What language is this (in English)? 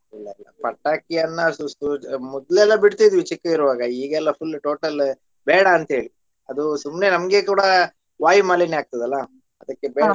Kannada